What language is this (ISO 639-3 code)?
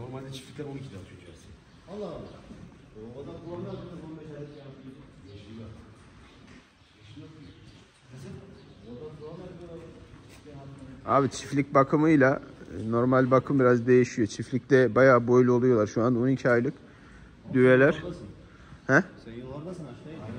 tur